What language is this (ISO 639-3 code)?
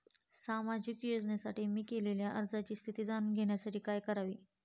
mar